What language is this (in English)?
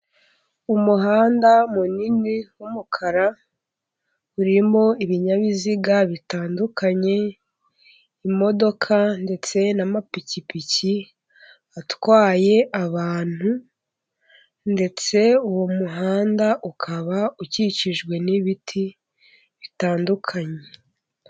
Kinyarwanda